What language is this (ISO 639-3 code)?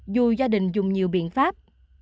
vie